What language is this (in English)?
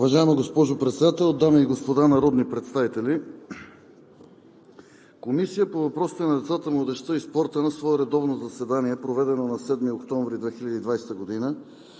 Bulgarian